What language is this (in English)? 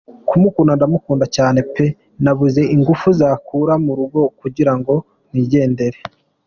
Kinyarwanda